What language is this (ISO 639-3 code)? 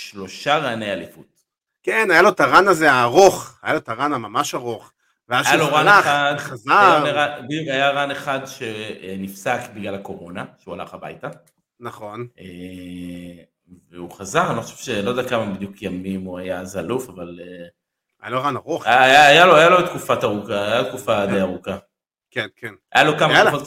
heb